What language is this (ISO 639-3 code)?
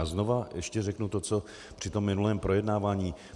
ces